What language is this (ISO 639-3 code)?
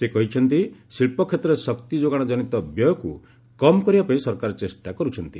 ori